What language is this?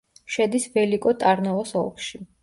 Georgian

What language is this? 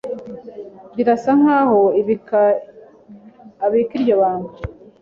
Kinyarwanda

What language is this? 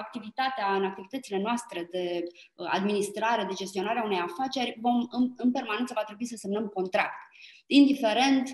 Romanian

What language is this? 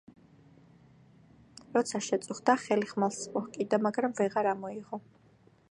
Georgian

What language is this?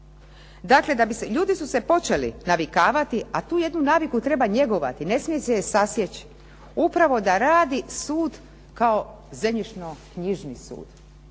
Croatian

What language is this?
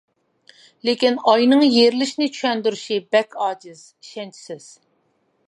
Uyghur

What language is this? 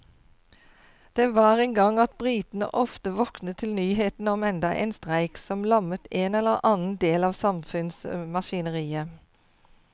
Norwegian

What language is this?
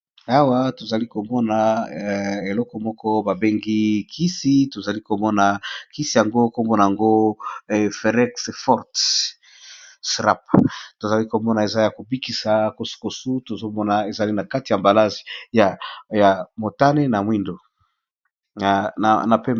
Lingala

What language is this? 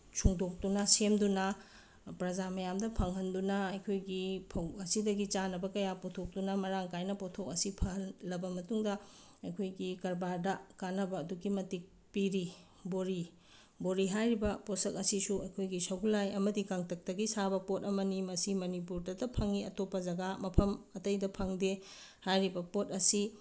Manipuri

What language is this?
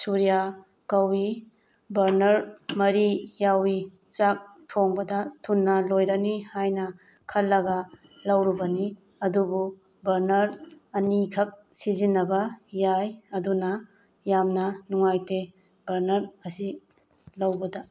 Manipuri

